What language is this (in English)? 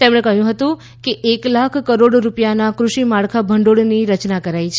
Gujarati